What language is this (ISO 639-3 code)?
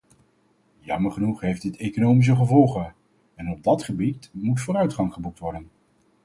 nld